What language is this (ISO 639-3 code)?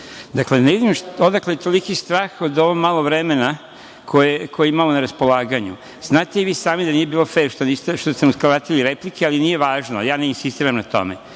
srp